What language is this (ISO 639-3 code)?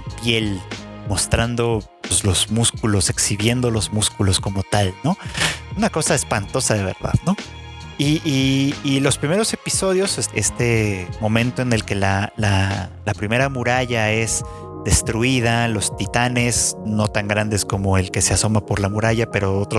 spa